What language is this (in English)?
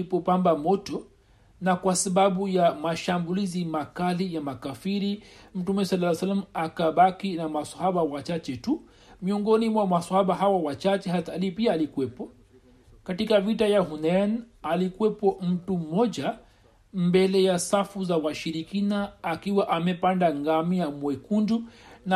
Swahili